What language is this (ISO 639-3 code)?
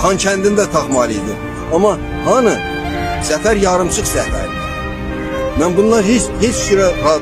tur